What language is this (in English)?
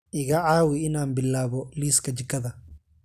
Somali